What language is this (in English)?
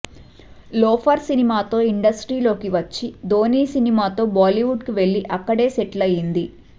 Telugu